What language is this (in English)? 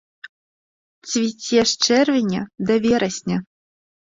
Belarusian